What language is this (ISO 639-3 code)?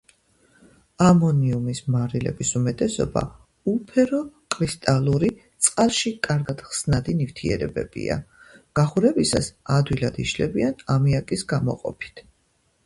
kat